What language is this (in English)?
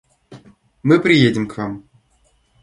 Russian